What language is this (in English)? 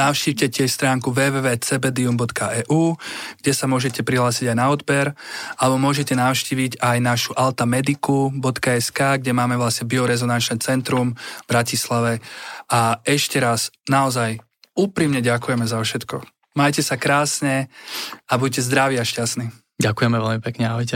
Slovak